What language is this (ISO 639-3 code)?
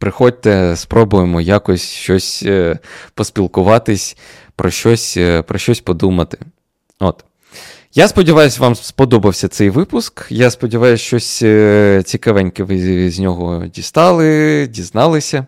ukr